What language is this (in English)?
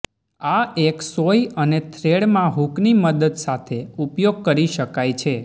Gujarati